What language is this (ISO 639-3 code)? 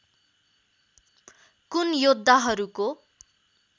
nep